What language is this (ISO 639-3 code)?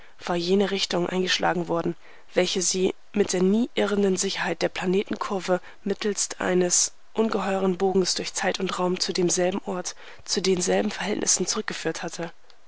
deu